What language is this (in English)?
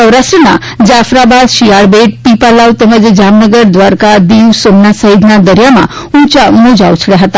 Gujarati